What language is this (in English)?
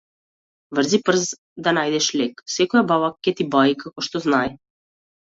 Macedonian